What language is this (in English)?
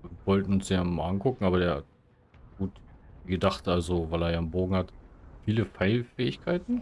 German